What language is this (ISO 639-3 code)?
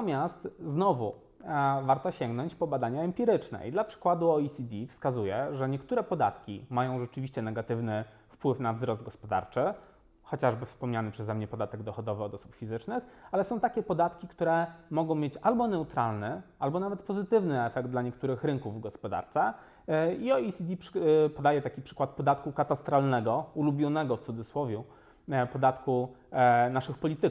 pol